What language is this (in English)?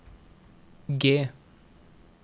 Norwegian